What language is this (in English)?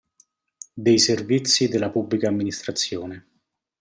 Italian